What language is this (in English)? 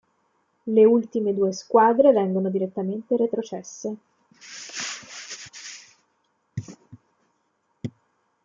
Italian